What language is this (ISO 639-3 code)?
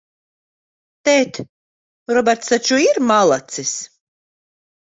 lav